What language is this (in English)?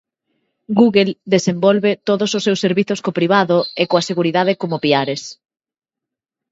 Galician